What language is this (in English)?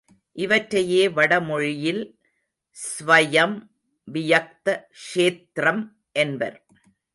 Tamil